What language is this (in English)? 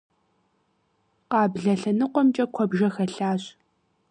Kabardian